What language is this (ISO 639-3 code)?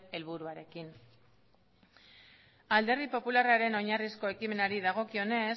eus